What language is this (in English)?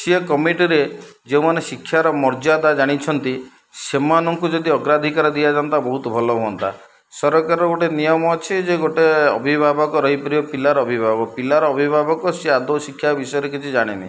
Odia